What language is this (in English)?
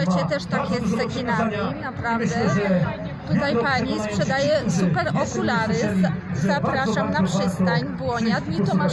Polish